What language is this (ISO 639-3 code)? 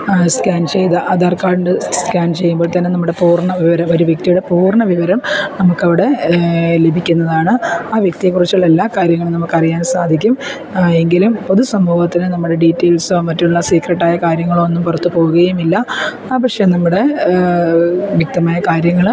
mal